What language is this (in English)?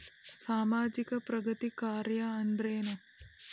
Kannada